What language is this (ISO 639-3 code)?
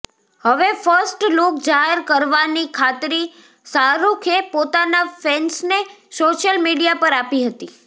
guj